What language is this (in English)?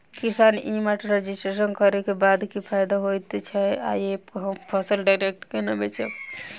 Maithili